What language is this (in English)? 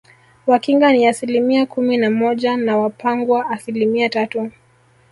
Swahili